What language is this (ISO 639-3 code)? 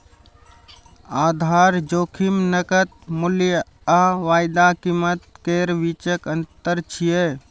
mai